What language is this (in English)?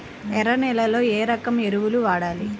Telugu